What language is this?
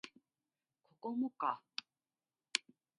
Japanese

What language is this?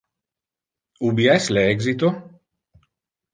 Interlingua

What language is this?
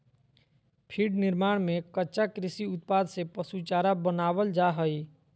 Magahi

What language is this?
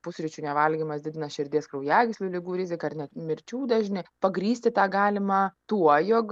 Lithuanian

